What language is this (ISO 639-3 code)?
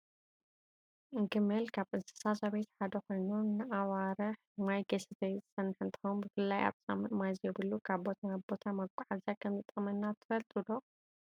tir